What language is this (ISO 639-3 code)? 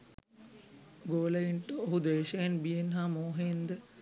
sin